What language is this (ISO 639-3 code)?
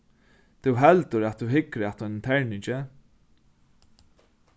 fao